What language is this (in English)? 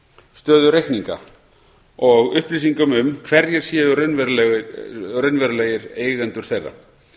Icelandic